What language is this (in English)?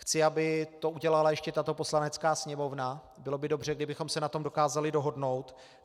Czech